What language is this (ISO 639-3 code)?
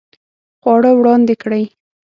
pus